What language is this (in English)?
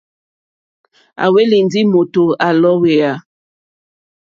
Mokpwe